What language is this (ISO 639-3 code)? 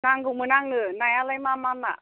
brx